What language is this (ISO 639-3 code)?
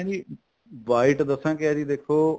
pan